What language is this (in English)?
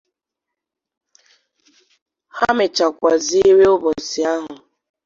Igbo